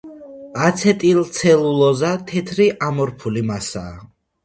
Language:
Georgian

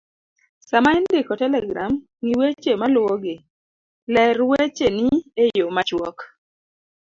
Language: Luo (Kenya and Tanzania)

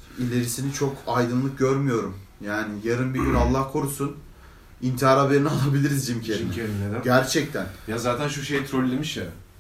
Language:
Turkish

